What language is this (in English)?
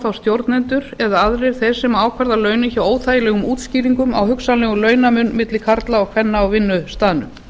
Icelandic